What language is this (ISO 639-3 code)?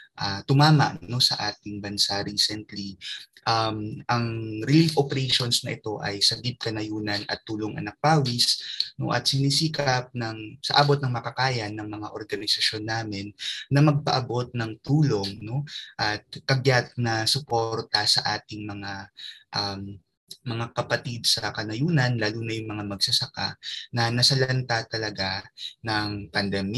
fil